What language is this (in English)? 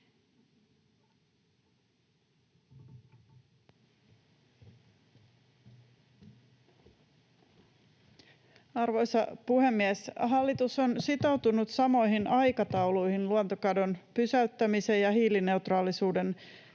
Finnish